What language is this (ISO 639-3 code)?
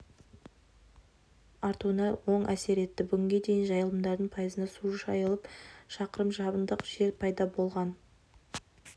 kaz